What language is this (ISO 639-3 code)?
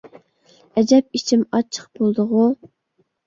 uig